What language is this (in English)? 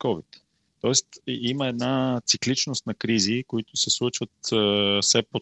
Bulgarian